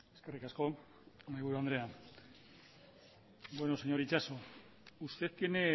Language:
Basque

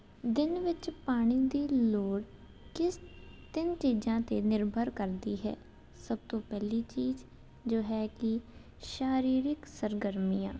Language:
Punjabi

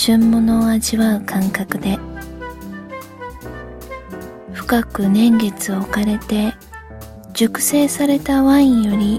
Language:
Japanese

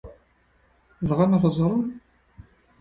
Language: Kabyle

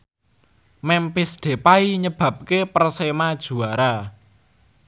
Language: Javanese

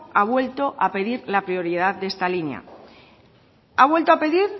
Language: Spanish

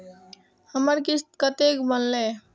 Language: Maithili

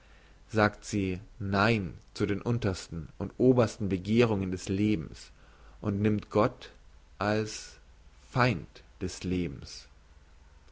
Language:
German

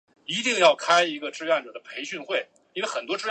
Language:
Chinese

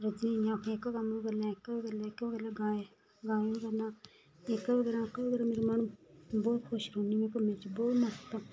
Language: Dogri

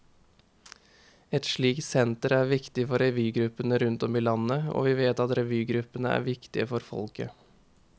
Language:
Norwegian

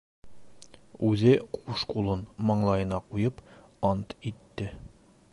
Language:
Bashkir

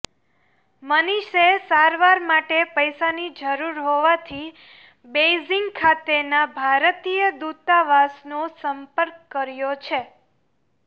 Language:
Gujarati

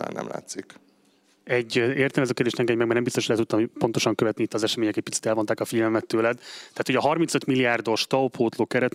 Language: Hungarian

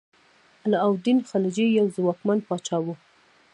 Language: Pashto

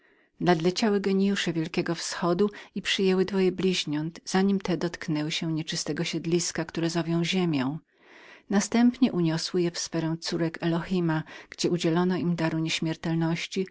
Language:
Polish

